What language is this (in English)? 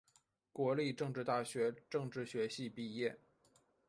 Chinese